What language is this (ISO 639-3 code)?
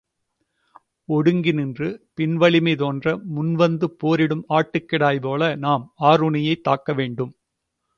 tam